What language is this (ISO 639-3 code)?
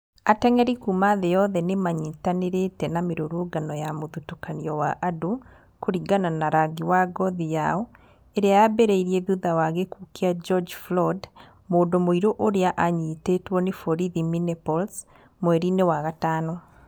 kik